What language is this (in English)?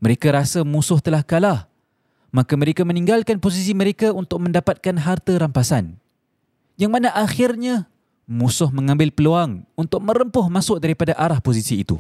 Malay